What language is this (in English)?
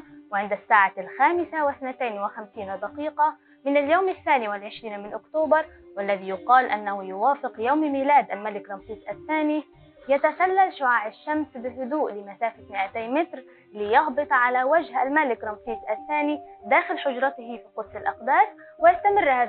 Arabic